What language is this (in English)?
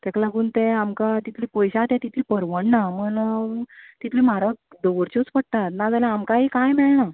Konkani